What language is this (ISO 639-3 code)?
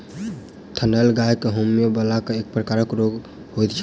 mai